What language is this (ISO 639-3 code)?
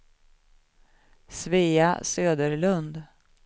swe